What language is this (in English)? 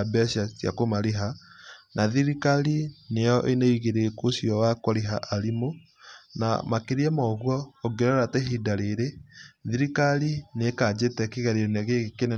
Kikuyu